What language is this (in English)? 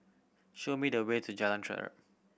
English